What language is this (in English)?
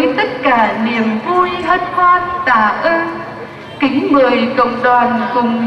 Vietnamese